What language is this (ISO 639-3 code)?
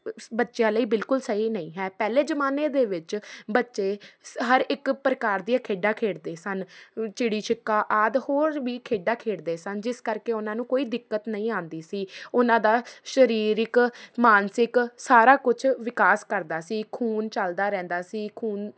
pan